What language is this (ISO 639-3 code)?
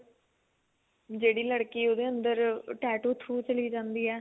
pan